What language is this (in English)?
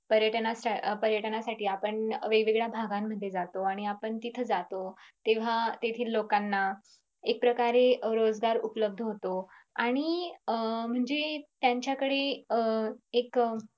Marathi